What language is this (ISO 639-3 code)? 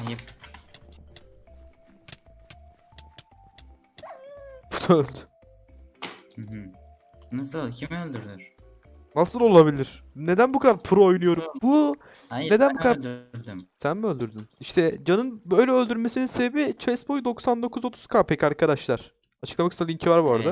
tur